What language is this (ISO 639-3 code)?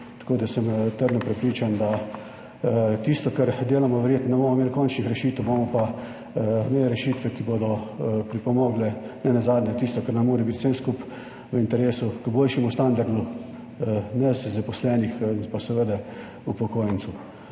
slv